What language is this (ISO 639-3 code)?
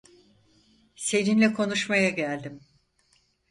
tur